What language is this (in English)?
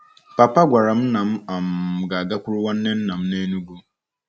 Igbo